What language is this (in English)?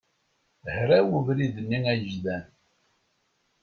Kabyle